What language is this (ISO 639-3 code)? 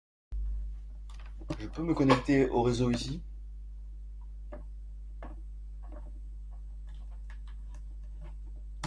fra